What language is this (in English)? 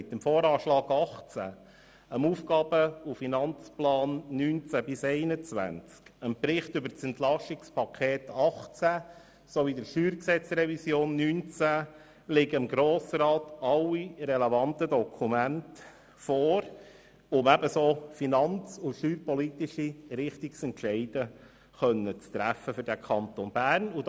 Swiss German